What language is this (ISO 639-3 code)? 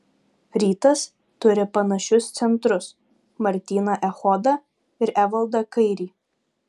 lit